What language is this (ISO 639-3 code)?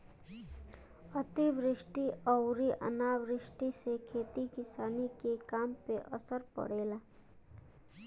bho